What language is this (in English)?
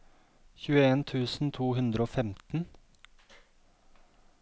Norwegian